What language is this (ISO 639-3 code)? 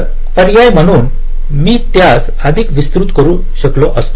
mar